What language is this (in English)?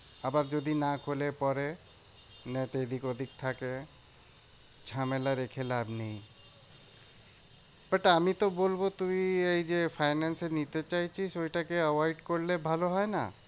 Bangla